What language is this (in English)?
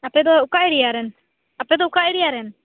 Santali